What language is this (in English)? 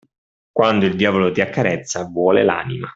Italian